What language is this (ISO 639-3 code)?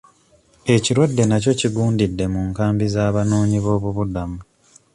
lug